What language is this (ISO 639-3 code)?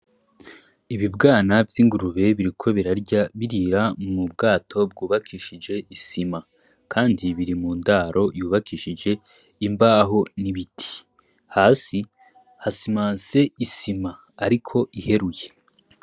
run